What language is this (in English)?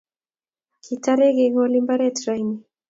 Kalenjin